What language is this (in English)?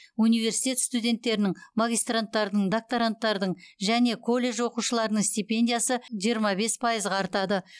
Kazakh